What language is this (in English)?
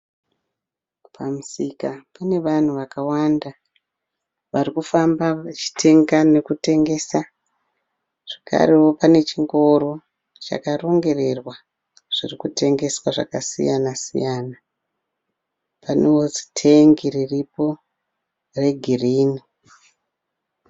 Shona